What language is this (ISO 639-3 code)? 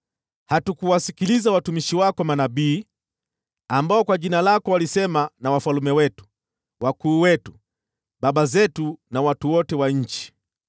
swa